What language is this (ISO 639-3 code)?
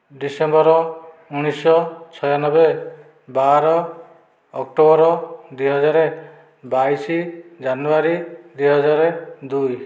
ori